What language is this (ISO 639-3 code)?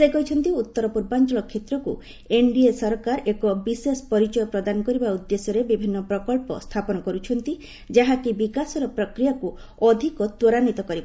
ori